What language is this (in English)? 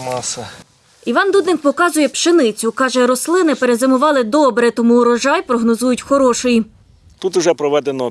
Ukrainian